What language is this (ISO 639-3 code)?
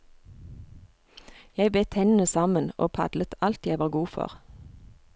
nor